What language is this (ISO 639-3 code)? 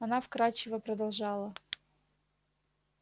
rus